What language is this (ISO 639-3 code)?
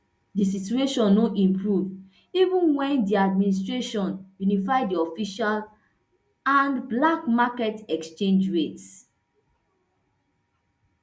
pcm